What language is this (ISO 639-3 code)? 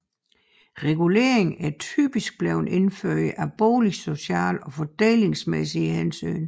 dan